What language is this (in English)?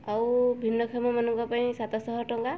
Odia